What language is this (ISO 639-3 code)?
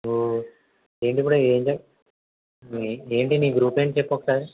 tel